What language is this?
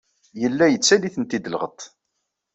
Kabyle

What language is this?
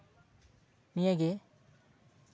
Santali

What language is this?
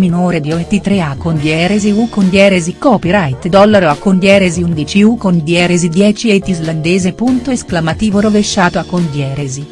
Italian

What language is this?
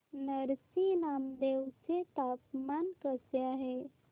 Marathi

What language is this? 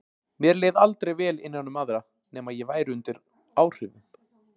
Icelandic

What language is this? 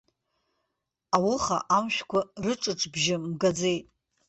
Abkhazian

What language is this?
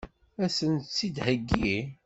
Kabyle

